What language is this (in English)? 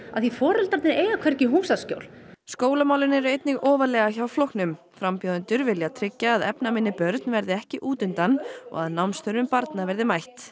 Icelandic